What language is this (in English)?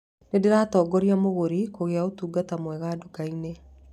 Kikuyu